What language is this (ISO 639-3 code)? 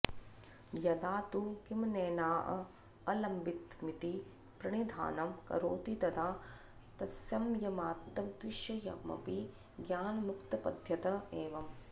san